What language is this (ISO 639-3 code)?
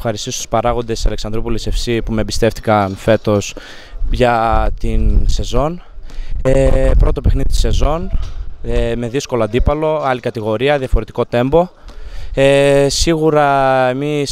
ell